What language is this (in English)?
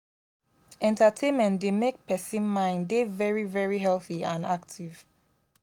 Nigerian Pidgin